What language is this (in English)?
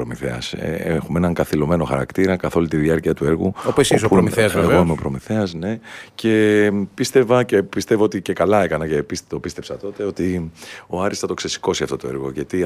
Greek